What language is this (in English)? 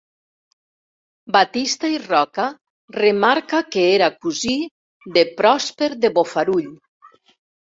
Catalan